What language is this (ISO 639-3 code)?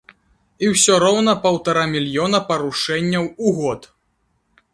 bel